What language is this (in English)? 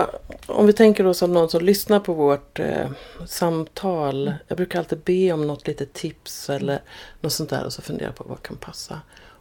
Swedish